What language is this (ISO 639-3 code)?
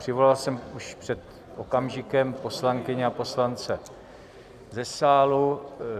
ces